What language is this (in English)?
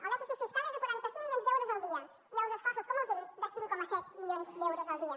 Catalan